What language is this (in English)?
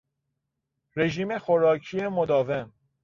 Persian